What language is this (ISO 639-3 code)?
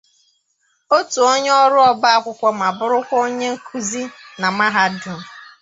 ibo